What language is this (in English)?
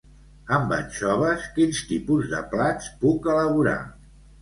Catalan